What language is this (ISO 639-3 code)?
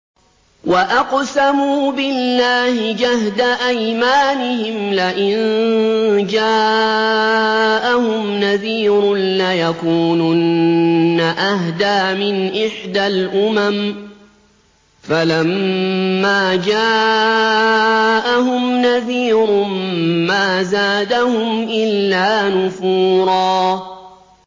ara